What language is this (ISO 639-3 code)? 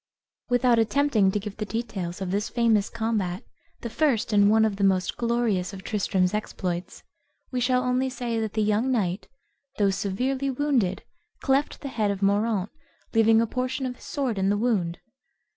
eng